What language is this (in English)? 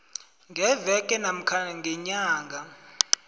South Ndebele